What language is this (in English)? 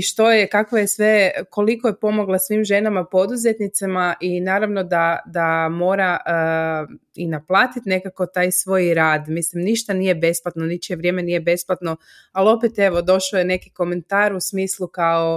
Croatian